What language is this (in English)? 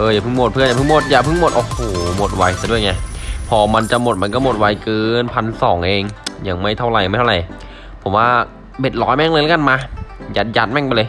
Thai